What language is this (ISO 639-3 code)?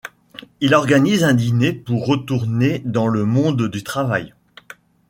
fra